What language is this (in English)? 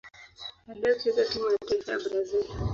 Swahili